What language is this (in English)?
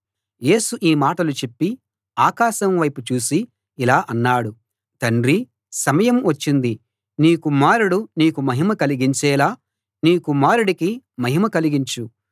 Telugu